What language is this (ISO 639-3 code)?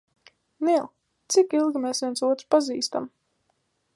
lav